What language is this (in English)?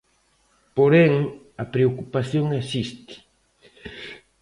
Galician